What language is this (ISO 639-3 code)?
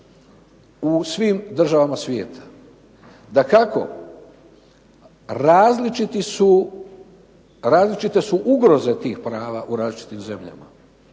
hrv